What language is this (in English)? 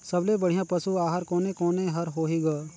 Chhattisgarhi